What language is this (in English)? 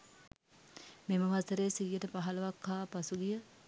Sinhala